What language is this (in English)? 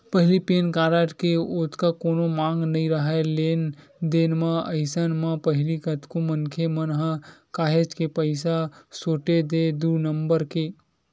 Chhattisgarhi